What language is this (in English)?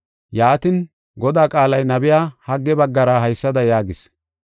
Gofa